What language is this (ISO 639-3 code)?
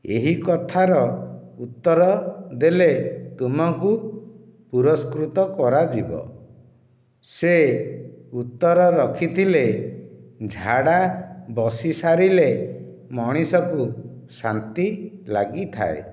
ori